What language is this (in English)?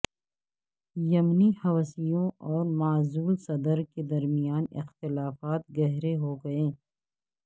Urdu